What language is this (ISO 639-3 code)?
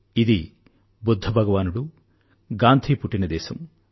tel